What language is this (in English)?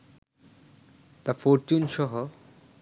Bangla